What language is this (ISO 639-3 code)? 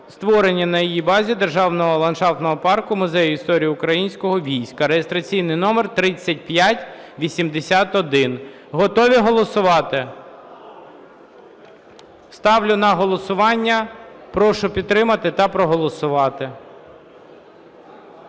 ukr